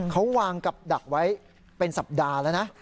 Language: Thai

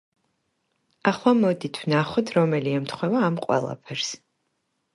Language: Georgian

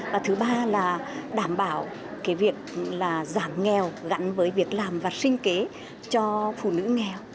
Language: Vietnamese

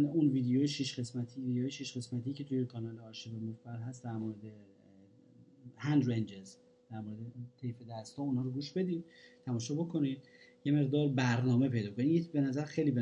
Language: Persian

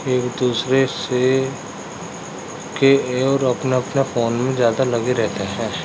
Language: Urdu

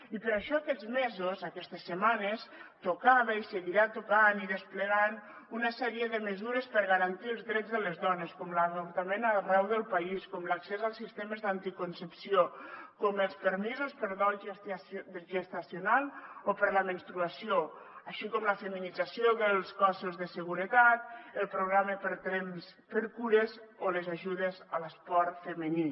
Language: Catalan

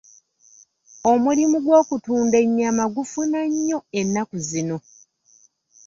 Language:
Ganda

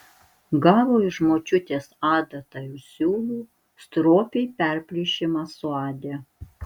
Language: Lithuanian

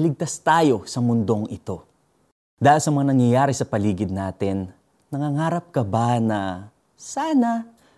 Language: Filipino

